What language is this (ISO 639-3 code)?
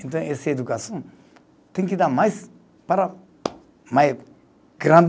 por